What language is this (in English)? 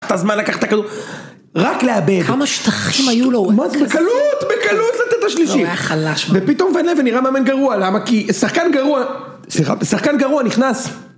Hebrew